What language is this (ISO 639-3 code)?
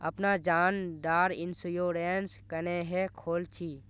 mag